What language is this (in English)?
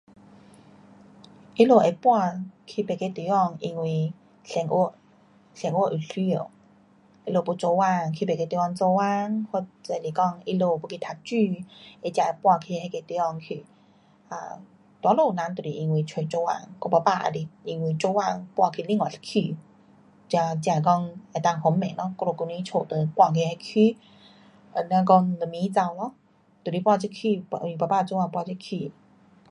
Pu-Xian Chinese